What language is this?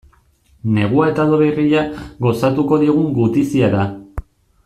Basque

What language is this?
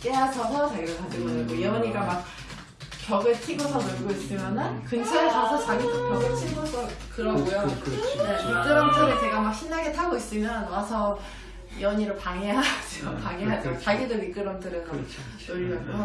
Korean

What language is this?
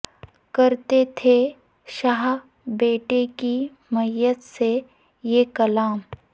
Urdu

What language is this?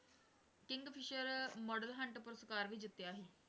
Punjabi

